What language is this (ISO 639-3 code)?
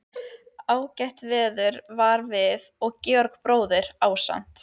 isl